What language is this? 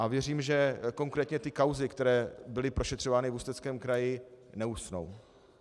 Czech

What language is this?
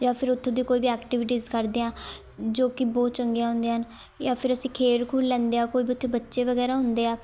Punjabi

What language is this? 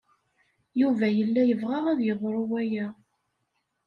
Kabyle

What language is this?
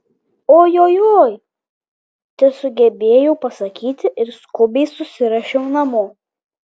Lithuanian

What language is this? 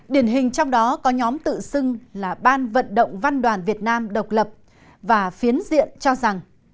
Vietnamese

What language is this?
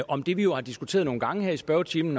Danish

